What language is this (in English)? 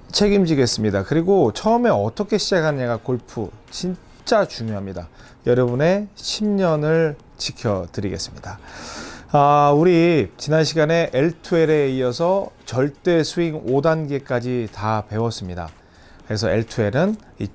Korean